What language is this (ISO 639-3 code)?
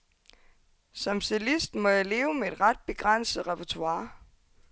dan